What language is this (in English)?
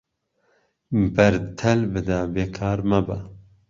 Central Kurdish